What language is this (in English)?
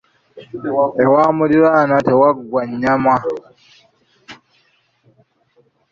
Ganda